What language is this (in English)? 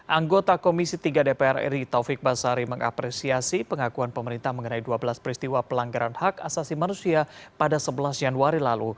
Indonesian